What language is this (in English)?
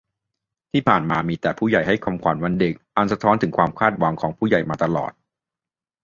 Thai